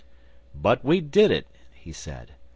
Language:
English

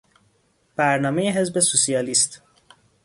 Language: Persian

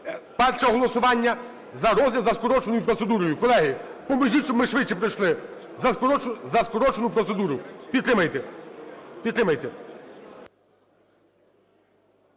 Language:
Ukrainian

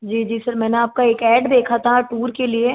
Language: Hindi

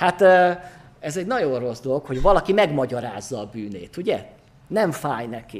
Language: Hungarian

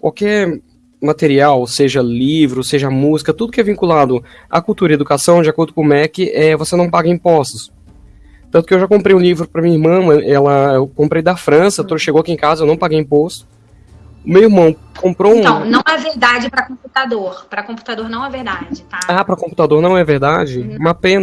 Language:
Portuguese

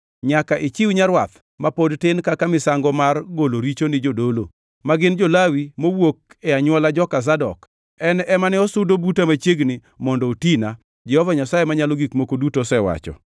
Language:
Luo (Kenya and Tanzania)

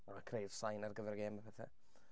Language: Welsh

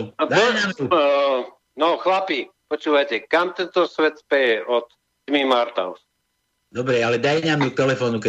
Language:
Slovak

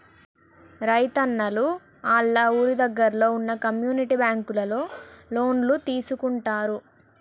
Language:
Telugu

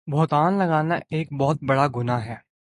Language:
Urdu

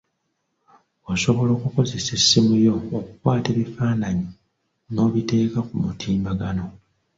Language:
Ganda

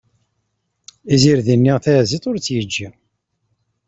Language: Kabyle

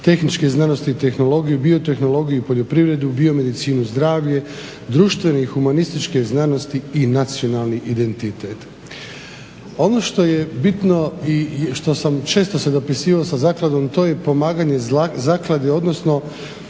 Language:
Croatian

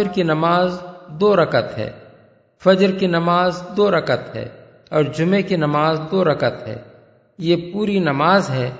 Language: Urdu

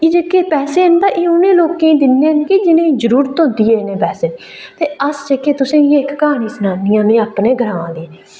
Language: Dogri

